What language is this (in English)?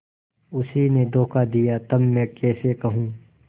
Hindi